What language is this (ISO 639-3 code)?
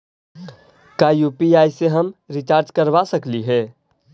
mag